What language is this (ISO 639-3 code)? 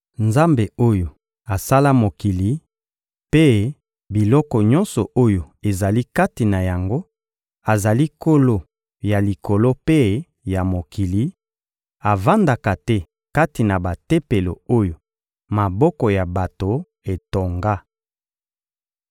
lin